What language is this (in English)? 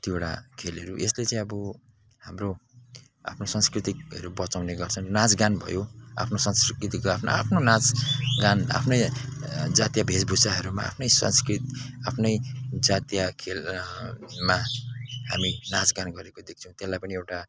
Nepali